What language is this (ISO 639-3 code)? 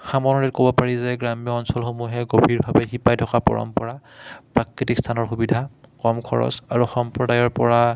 asm